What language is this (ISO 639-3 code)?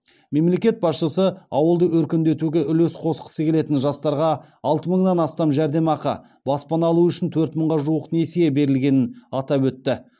kaz